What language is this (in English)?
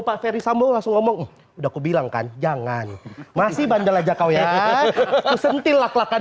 Indonesian